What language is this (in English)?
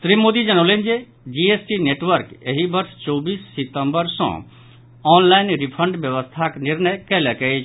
Maithili